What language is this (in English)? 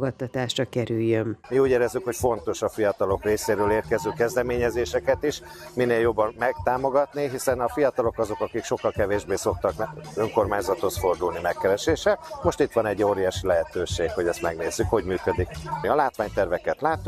Hungarian